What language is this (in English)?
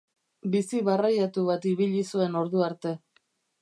Basque